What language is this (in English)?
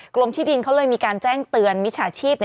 Thai